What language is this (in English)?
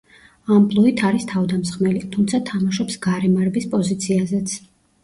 Georgian